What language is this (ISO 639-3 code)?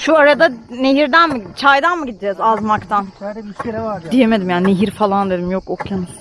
tur